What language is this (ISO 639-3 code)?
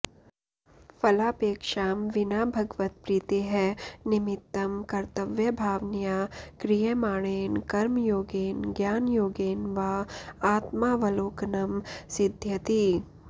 san